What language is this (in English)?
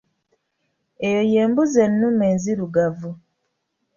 Ganda